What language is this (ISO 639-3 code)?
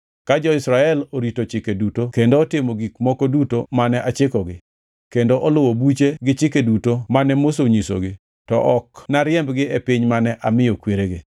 luo